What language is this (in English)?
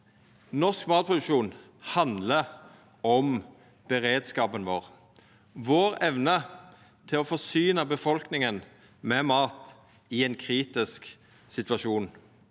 Norwegian